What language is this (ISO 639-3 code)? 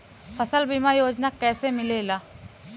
bho